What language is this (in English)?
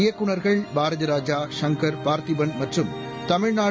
Tamil